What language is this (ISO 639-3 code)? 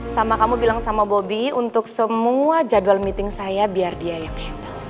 ind